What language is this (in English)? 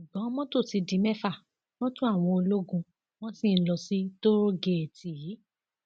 Yoruba